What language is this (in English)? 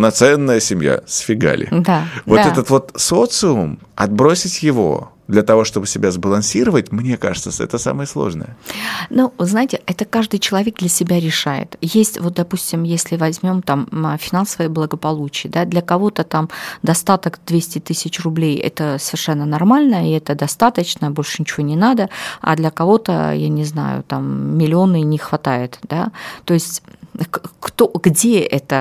Russian